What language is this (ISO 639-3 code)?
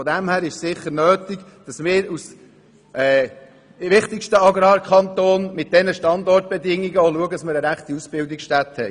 gsw